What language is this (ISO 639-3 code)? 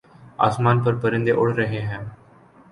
urd